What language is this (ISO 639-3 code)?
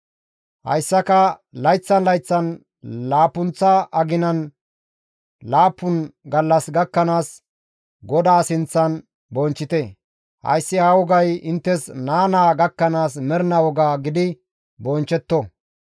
gmv